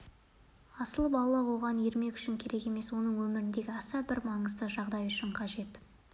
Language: Kazakh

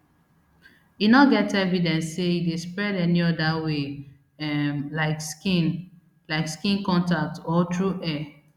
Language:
Nigerian Pidgin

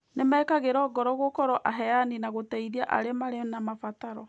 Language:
Kikuyu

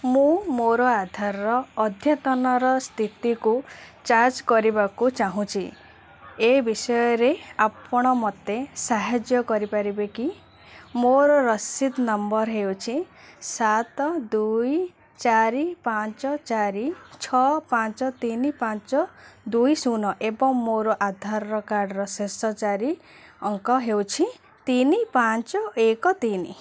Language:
Odia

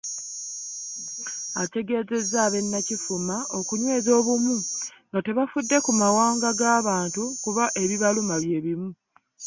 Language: Ganda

